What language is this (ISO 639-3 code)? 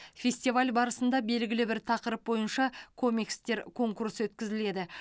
kaz